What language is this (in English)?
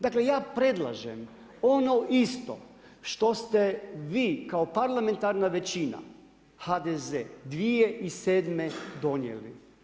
Croatian